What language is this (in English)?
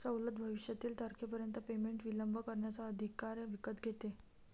Marathi